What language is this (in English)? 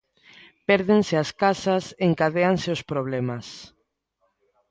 Galician